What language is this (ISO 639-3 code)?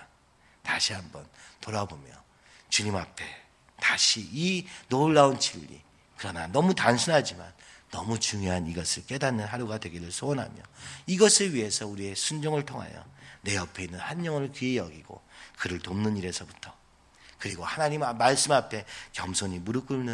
kor